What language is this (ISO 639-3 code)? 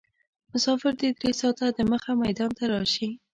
pus